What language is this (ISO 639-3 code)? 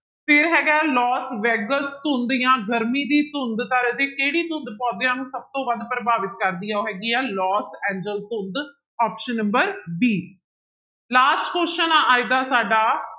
pan